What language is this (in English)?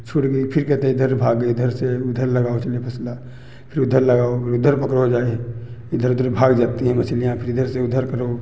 Hindi